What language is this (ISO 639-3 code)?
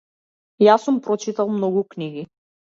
mkd